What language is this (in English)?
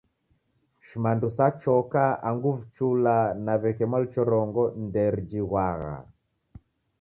Taita